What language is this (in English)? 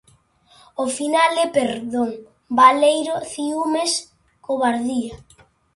Galician